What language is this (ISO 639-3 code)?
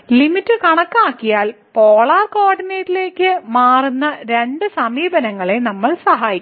mal